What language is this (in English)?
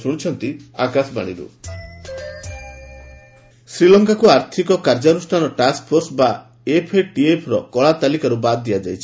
Odia